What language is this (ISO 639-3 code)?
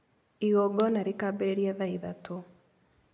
kik